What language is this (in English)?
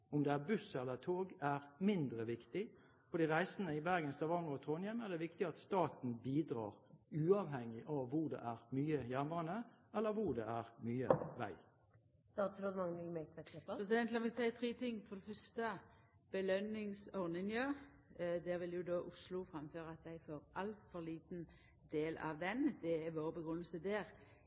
Norwegian